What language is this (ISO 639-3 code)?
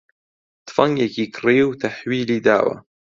ckb